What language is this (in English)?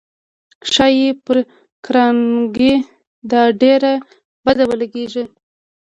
Pashto